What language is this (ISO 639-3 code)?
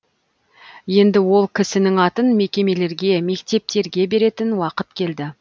kaz